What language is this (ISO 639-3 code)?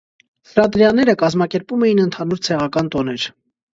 hye